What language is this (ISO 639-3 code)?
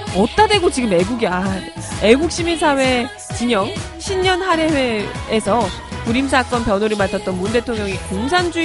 kor